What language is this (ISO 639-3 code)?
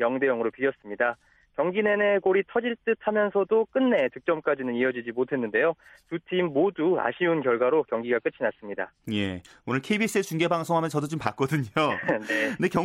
kor